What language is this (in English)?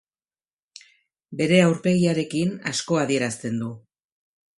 Basque